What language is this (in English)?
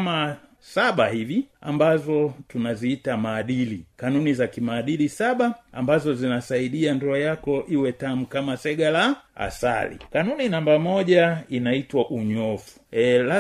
Swahili